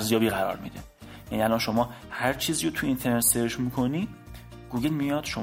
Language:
Persian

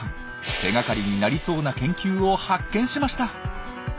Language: Japanese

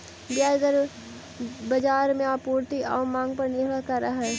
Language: Magahi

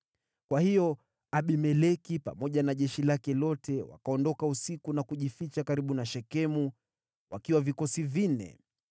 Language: Swahili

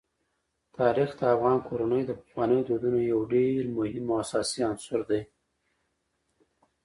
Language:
Pashto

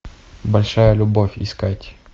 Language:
Russian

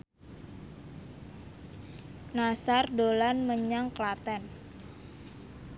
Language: Javanese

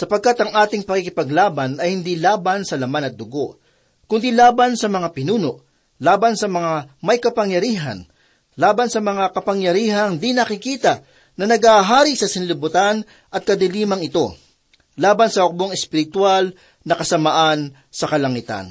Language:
Filipino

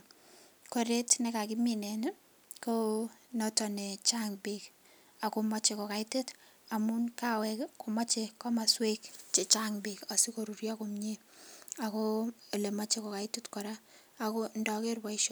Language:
Kalenjin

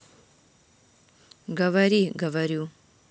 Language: Russian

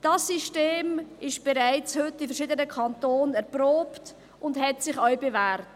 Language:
Swiss German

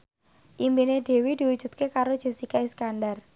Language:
Javanese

